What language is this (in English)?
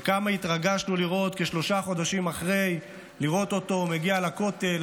Hebrew